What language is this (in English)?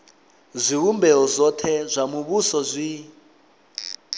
Venda